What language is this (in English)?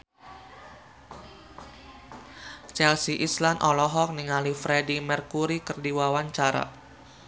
Sundanese